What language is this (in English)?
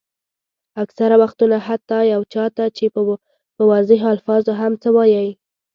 Pashto